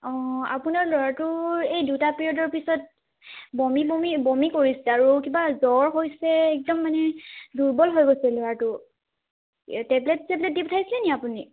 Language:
Assamese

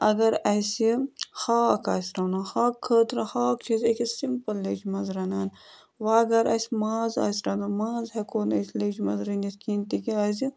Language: Kashmiri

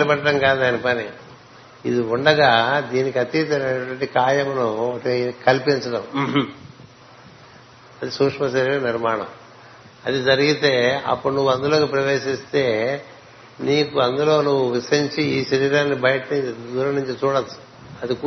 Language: Telugu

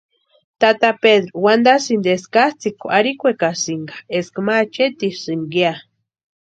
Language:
Western Highland Purepecha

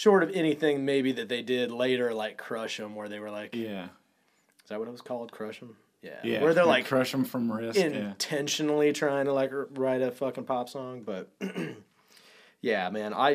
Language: English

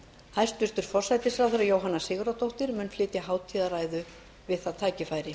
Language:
Icelandic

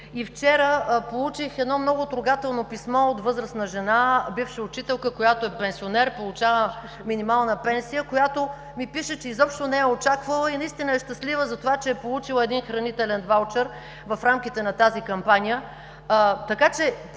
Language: Bulgarian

